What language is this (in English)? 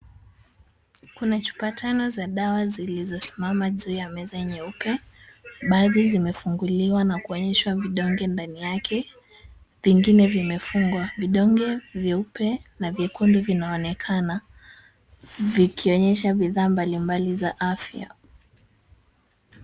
Swahili